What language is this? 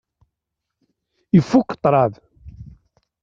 Kabyle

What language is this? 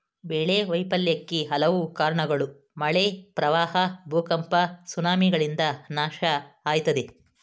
Kannada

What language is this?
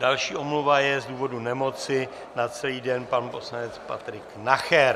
Czech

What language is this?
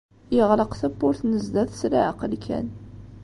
Kabyle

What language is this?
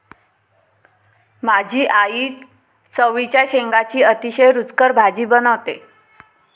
Marathi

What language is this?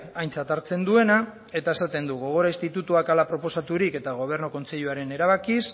Basque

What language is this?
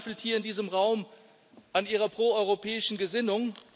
German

